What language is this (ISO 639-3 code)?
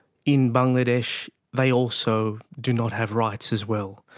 eng